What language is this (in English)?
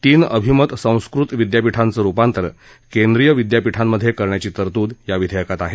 Marathi